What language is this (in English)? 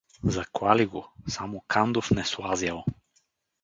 Bulgarian